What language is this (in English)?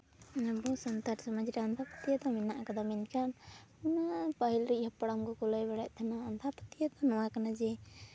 Santali